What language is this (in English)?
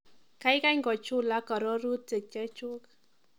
Kalenjin